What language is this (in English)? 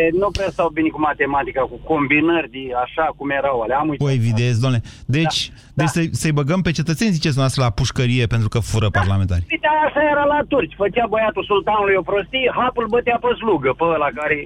Romanian